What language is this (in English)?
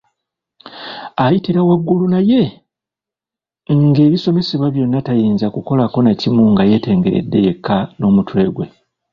Ganda